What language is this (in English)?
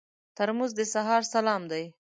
Pashto